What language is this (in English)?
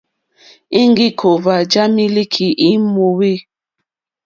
Mokpwe